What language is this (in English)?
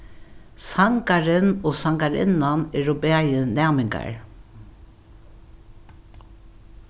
Faroese